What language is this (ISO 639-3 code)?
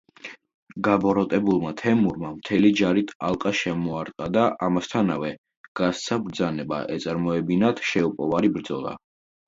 kat